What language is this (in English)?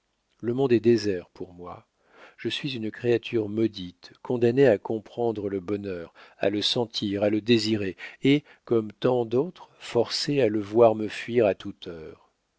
French